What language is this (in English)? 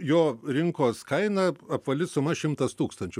Lithuanian